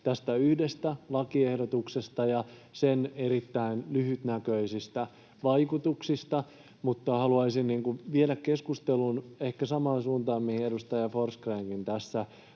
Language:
Finnish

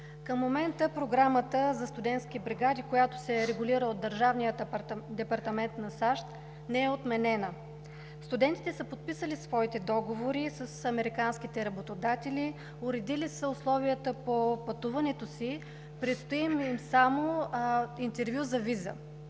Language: Bulgarian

